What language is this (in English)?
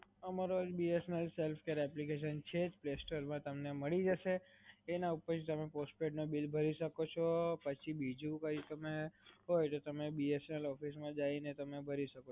Gujarati